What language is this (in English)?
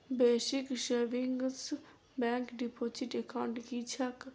Maithili